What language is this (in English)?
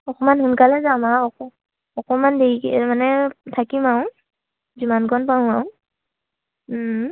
Assamese